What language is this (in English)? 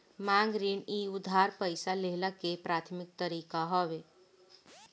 Bhojpuri